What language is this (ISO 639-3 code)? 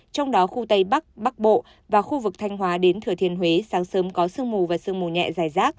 vie